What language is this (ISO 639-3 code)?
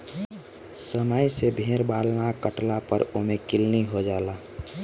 bho